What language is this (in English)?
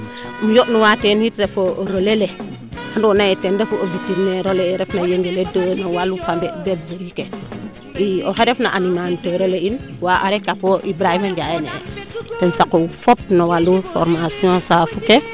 Serer